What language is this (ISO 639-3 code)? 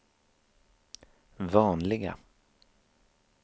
swe